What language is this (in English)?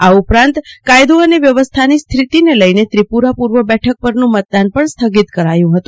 Gujarati